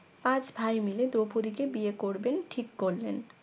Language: Bangla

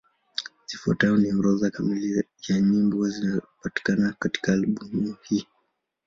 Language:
Swahili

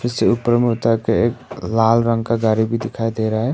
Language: Hindi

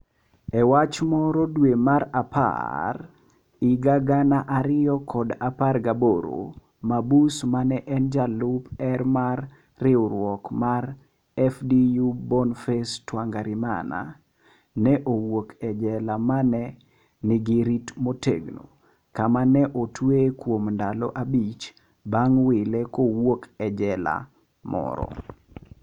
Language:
Luo (Kenya and Tanzania)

